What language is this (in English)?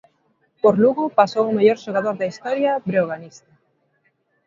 Galician